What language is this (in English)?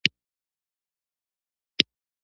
Pashto